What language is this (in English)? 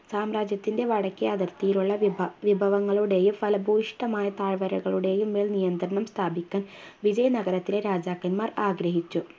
Malayalam